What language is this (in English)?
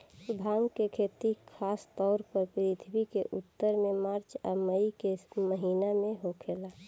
Bhojpuri